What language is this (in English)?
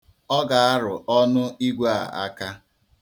Igbo